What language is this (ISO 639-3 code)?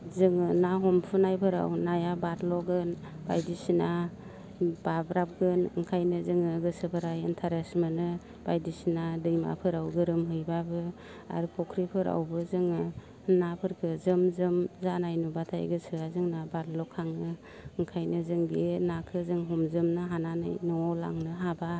brx